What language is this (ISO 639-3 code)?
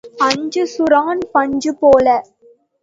tam